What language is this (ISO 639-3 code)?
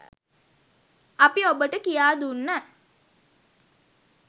sin